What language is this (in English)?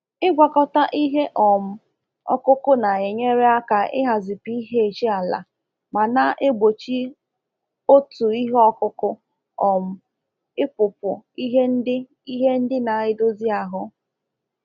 Igbo